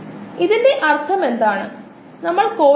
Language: Malayalam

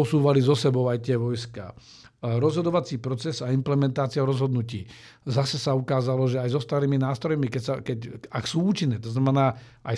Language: Slovak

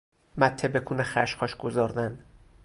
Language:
Persian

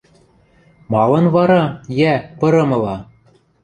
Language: Western Mari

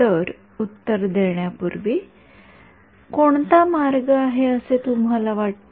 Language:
Marathi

